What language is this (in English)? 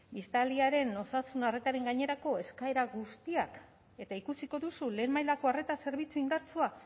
Basque